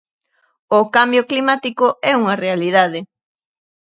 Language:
Galician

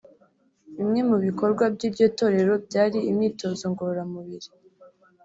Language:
Kinyarwanda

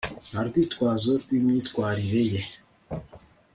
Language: Kinyarwanda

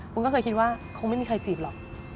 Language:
Thai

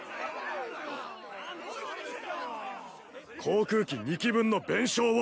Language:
Japanese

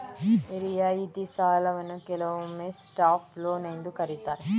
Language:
Kannada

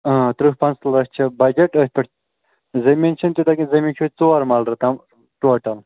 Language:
Kashmiri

